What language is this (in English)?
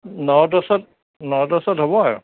Assamese